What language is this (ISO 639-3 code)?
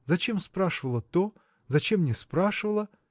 rus